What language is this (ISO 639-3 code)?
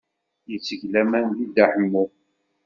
kab